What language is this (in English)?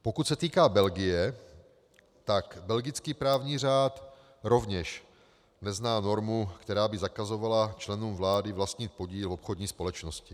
Czech